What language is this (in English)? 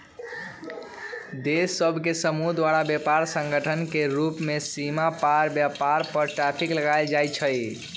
Magahi